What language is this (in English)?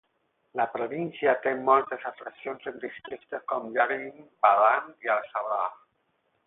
Catalan